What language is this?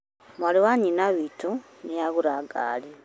Kikuyu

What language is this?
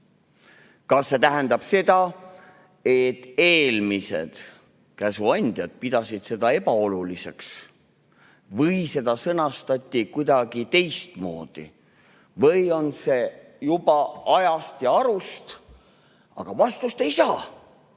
Estonian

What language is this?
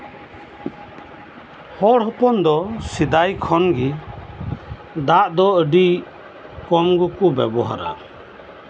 Santali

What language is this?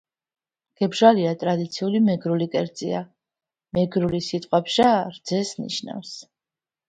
Georgian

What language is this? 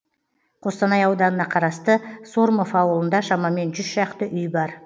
Kazakh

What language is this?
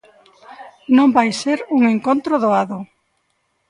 Galician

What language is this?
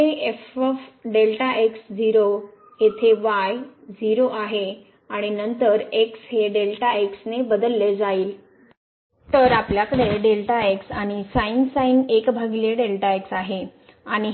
Marathi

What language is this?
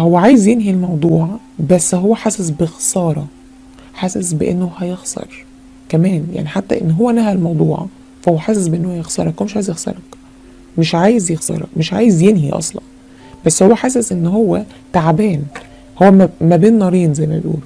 Arabic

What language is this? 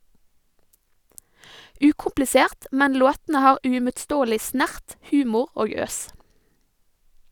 Norwegian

